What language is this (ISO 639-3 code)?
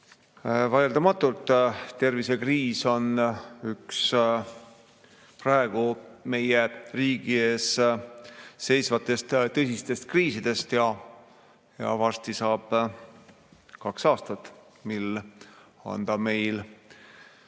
est